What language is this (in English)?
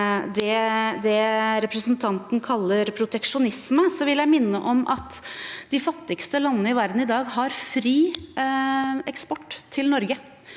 Norwegian